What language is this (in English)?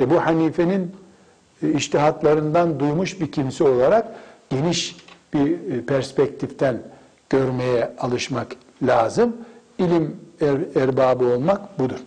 Turkish